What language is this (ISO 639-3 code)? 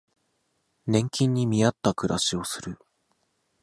jpn